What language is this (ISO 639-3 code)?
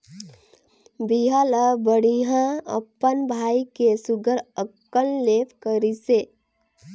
hne